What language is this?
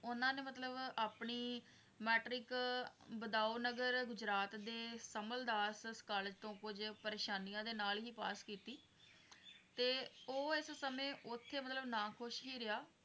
Punjabi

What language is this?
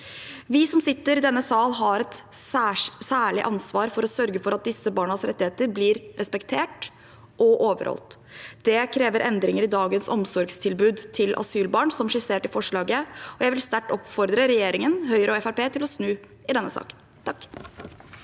Norwegian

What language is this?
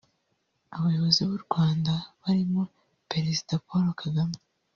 Kinyarwanda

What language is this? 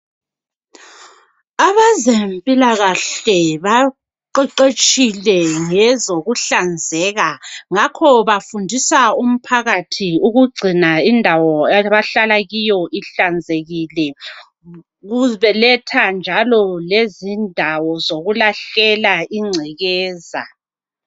North Ndebele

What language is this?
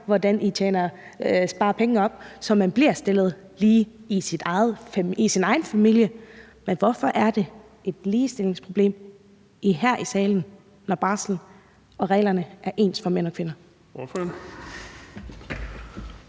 Danish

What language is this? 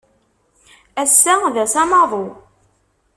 Kabyle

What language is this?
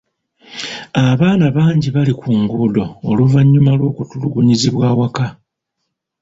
Ganda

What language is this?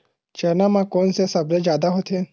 Chhattisgarhi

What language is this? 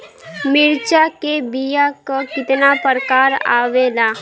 Bhojpuri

